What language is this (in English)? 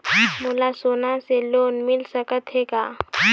Chhattisgarhi